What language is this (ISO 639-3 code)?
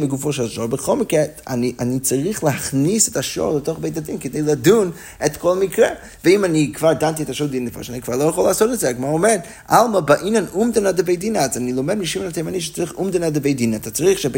heb